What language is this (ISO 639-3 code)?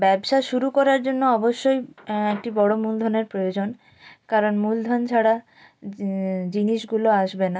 ben